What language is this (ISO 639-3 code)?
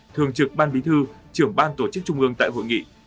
vie